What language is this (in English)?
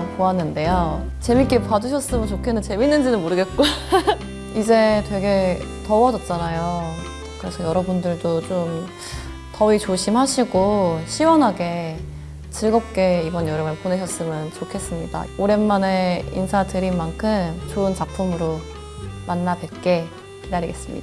Korean